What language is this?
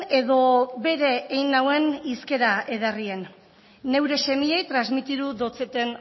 Basque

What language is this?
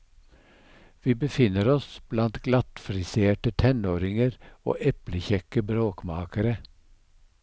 Norwegian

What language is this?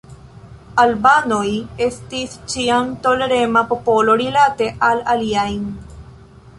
Esperanto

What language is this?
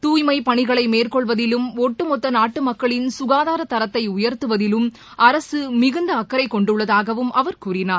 Tamil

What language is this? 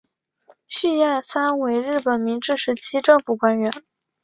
Chinese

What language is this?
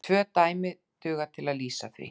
Icelandic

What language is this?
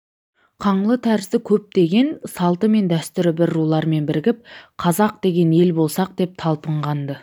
Kazakh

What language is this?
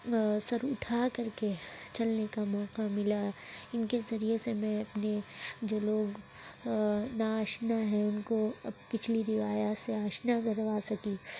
Urdu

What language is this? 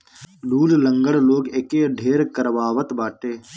Bhojpuri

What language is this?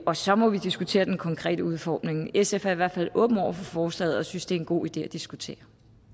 Danish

